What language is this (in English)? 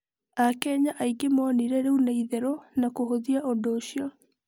Kikuyu